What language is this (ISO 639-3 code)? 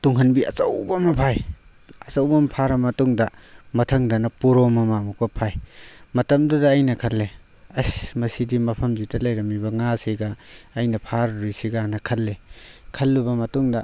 mni